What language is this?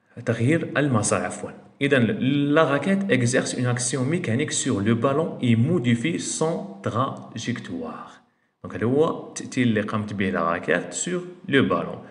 Arabic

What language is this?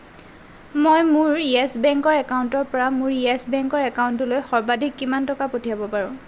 Assamese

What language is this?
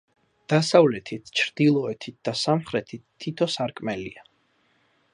Georgian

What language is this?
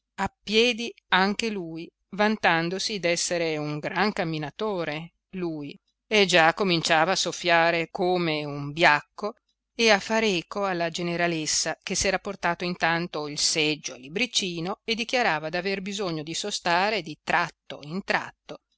Italian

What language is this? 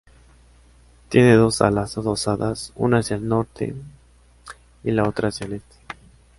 Spanish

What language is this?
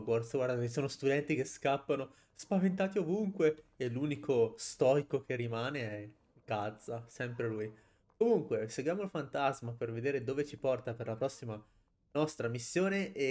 Italian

